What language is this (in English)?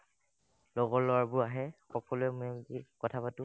Assamese